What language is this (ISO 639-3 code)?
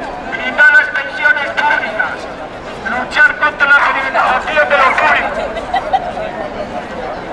spa